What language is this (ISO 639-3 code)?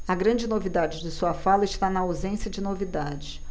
por